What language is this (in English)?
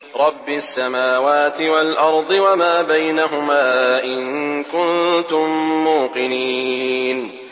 Arabic